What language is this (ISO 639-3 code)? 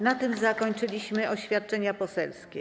pol